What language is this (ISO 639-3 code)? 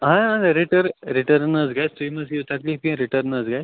kas